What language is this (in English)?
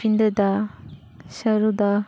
Santali